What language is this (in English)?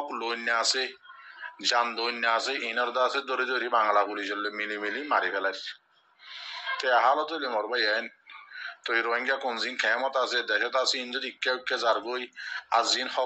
Arabic